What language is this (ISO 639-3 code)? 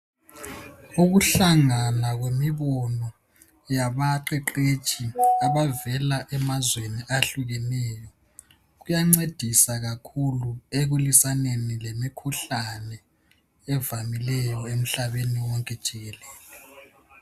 nde